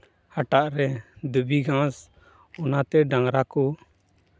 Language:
Santali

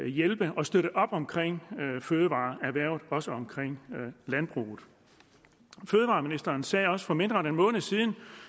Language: Danish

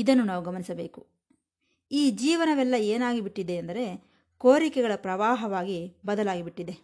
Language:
Kannada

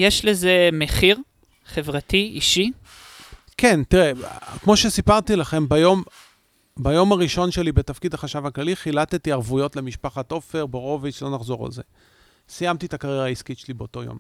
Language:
Hebrew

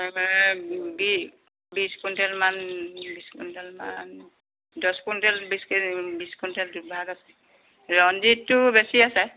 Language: Assamese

